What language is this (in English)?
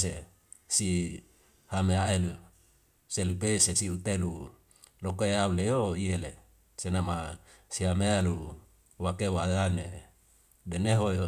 Wemale